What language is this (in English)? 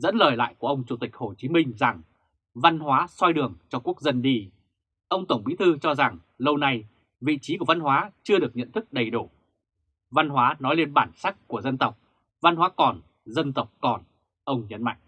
Vietnamese